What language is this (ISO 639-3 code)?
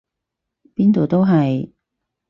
yue